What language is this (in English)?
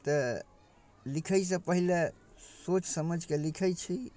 Maithili